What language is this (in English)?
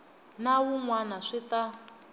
Tsonga